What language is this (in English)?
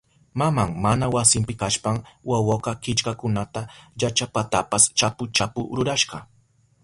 Southern Pastaza Quechua